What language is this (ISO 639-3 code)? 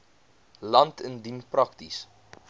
afr